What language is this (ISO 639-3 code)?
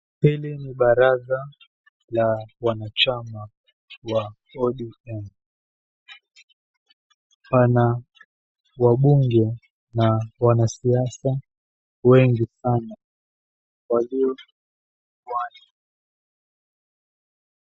swa